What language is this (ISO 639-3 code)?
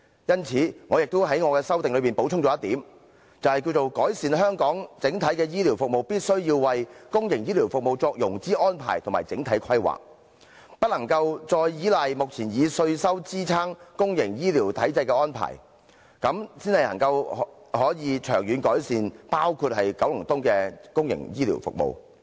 yue